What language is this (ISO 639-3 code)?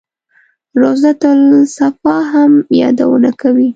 pus